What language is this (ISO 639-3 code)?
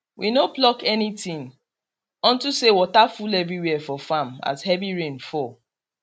pcm